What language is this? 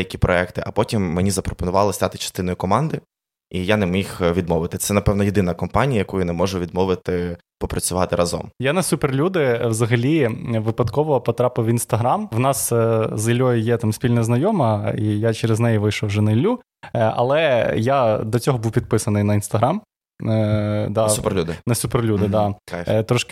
Ukrainian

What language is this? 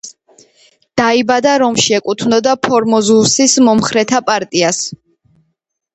Georgian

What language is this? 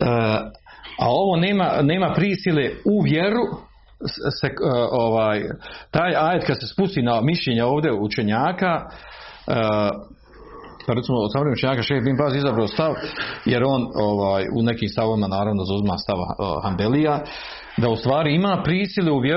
Croatian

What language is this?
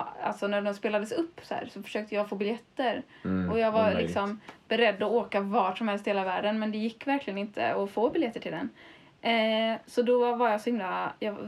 Swedish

